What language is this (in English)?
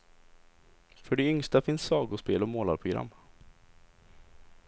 Swedish